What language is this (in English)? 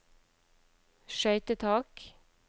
Norwegian